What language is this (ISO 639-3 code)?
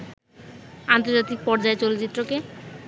ben